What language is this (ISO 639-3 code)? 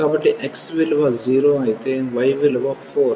tel